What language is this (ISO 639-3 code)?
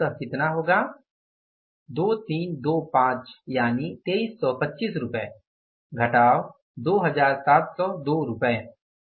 hin